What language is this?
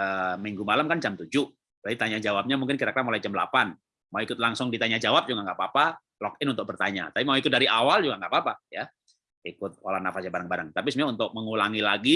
Indonesian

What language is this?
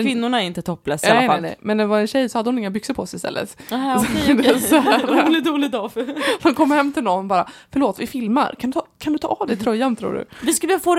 Swedish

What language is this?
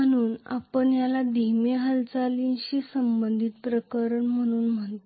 Marathi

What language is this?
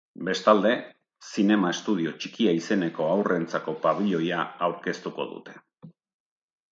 Basque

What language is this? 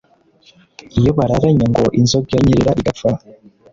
Kinyarwanda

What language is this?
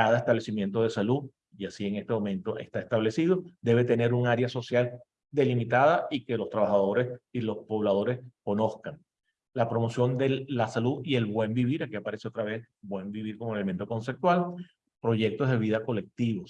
Spanish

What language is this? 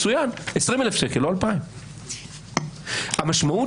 Hebrew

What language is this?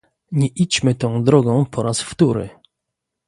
Polish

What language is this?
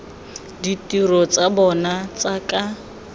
Tswana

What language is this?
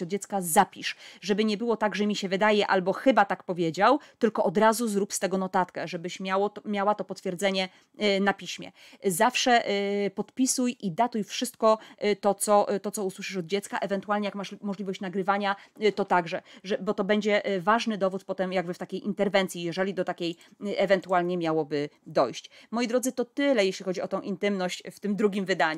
Polish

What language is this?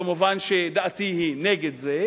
Hebrew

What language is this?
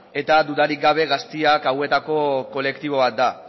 Basque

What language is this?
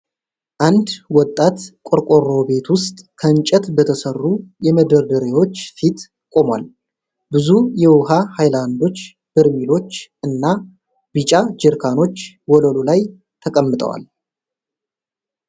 Amharic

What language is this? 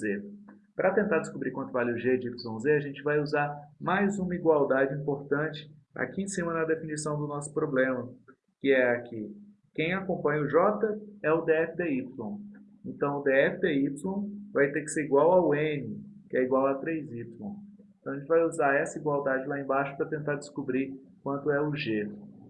Portuguese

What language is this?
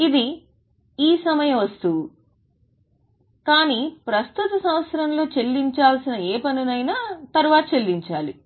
Telugu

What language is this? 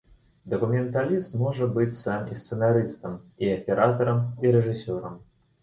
Belarusian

